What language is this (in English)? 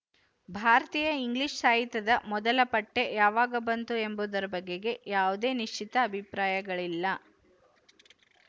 Kannada